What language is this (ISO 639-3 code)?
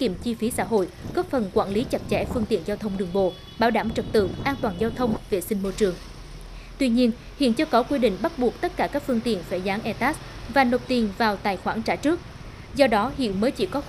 vie